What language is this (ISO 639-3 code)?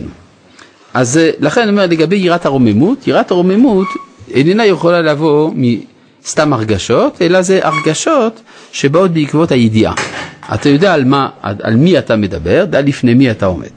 heb